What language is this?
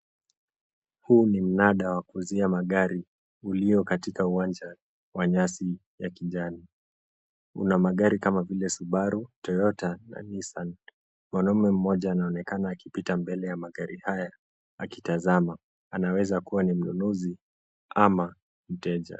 Swahili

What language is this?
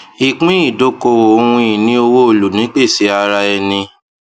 Yoruba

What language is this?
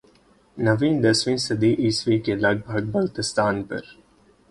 Urdu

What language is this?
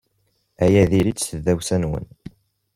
Kabyle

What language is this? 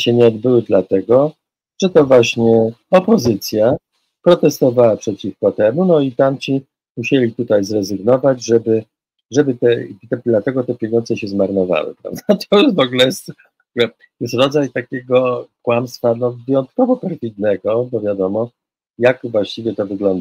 Polish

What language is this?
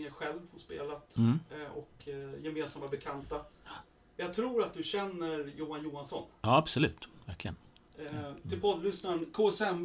Swedish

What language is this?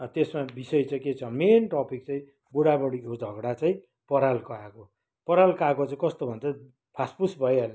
Nepali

